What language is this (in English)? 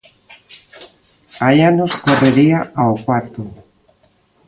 Galician